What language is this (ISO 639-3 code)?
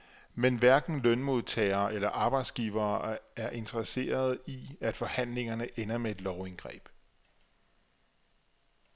dan